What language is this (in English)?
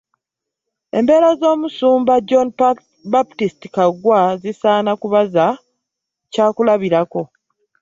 Ganda